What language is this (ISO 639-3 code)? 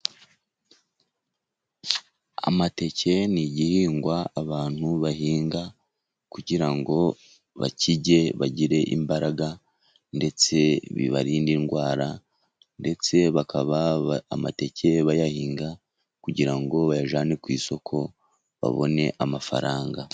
kin